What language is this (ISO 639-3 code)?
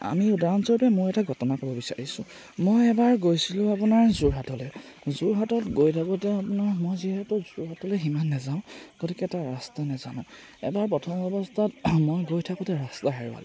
asm